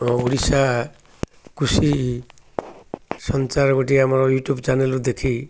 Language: Odia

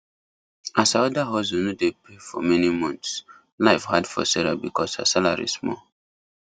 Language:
Nigerian Pidgin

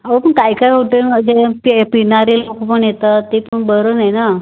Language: Marathi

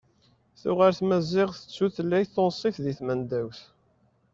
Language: Kabyle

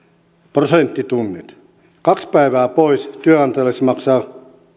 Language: Finnish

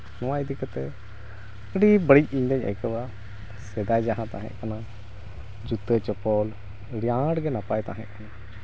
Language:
Santali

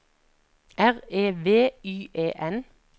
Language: Norwegian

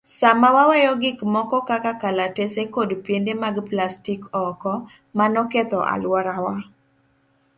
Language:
Luo (Kenya and Tanzania)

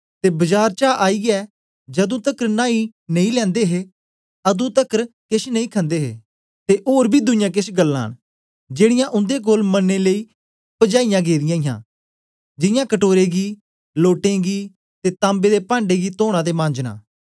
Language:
Dogri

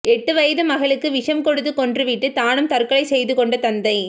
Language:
Tamil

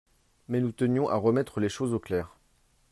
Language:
French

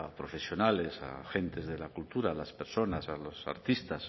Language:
Spanish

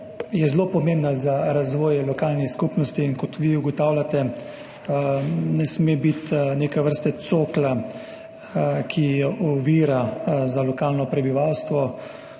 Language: Slovenian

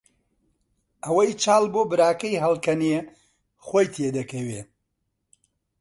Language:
Central Kurdish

